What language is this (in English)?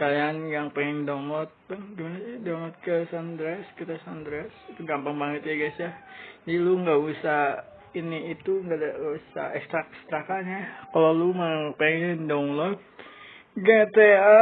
Indonesian